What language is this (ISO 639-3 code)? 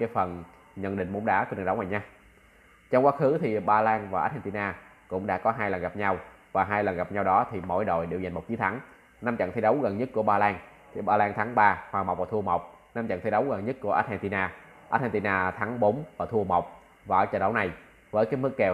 vie